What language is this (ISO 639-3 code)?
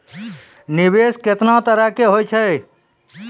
mai